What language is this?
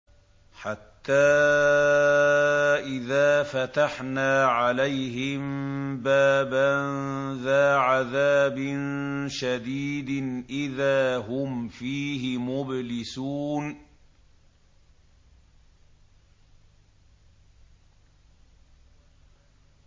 Arabic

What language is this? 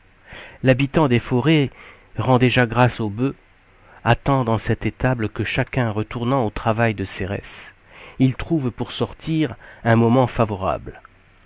French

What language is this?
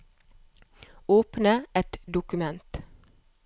Norwegian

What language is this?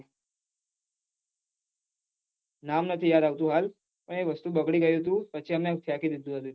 Gujarati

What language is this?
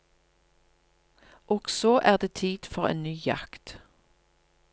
Norwegian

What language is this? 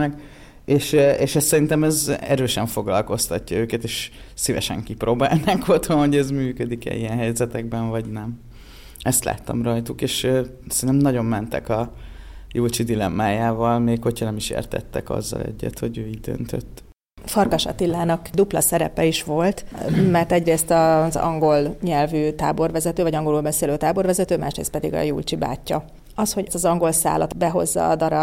Hungarian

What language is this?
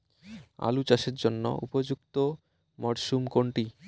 Bangla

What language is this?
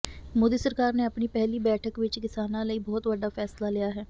Punjabi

